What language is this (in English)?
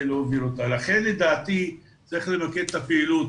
Hebrew